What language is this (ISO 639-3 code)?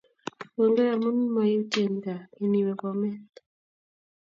kln